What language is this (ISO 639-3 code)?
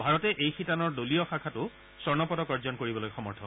asm